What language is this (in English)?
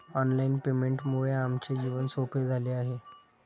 Marathi